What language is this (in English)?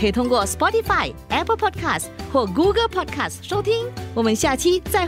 Chinese